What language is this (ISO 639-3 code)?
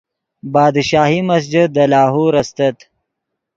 ydg